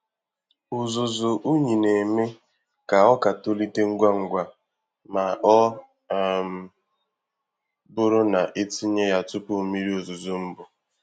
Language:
Igbo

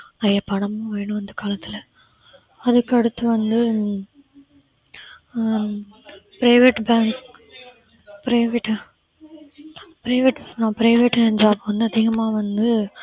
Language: Tamil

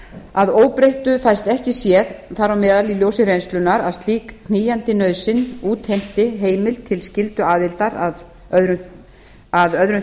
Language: Icelandic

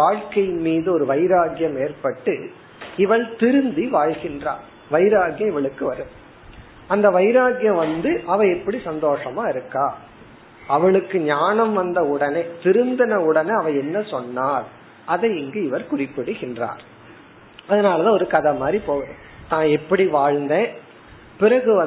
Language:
Tamil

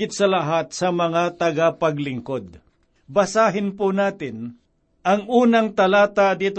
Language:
Filipino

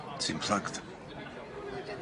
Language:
Welsh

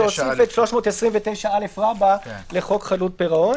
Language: Hebrew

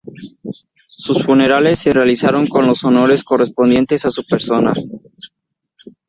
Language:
Spanish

